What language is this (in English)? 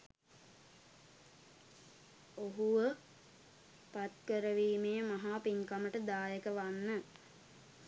Sinhala